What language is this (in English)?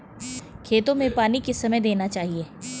Hindi